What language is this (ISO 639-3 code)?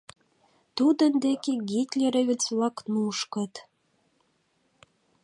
chm